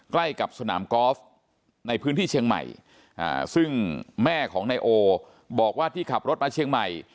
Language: Thai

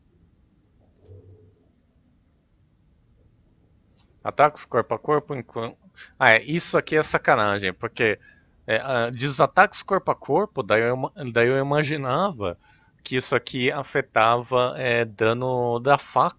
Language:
Portuguese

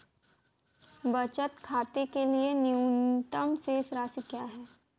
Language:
Hindi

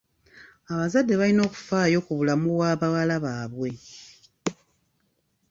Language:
Ganda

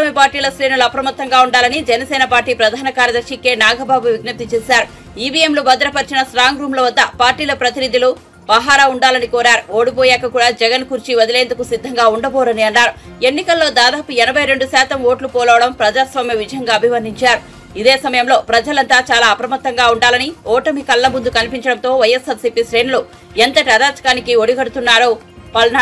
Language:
Telugu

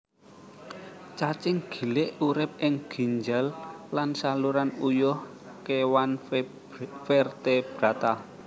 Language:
Javanese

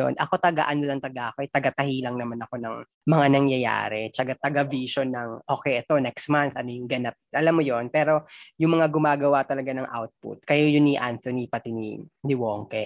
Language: Filipino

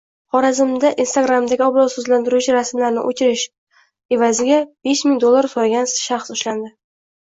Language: Uzbek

